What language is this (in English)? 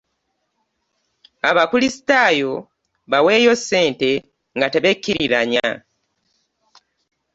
Ganda